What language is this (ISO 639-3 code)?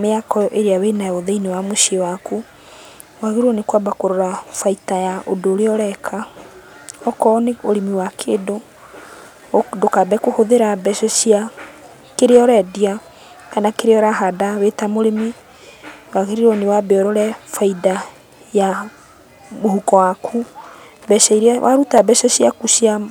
kik